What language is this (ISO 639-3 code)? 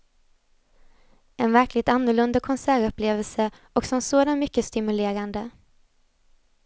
swe